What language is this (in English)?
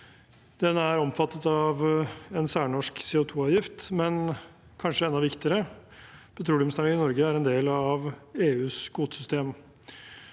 Norwegian